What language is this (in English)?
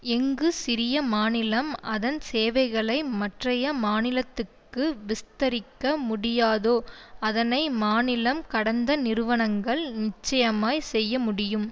Tamil